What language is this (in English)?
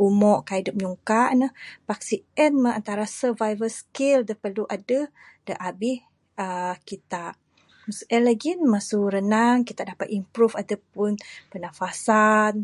Bukar-Sadung Bidayuh